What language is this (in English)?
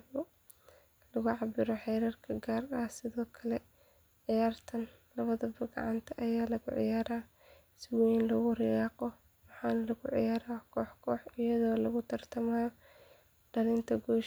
Somali